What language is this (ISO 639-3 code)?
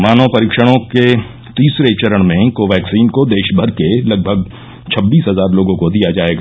hin